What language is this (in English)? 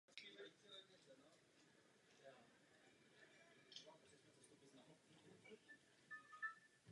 Czech